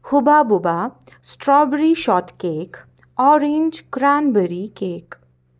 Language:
Kashmiri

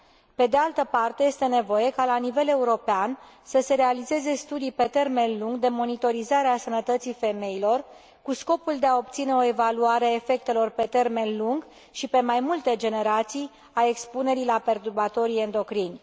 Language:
Romanian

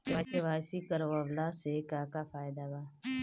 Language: Bhojpuri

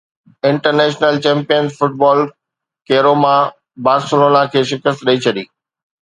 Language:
Sindhi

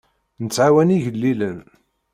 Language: Kabyle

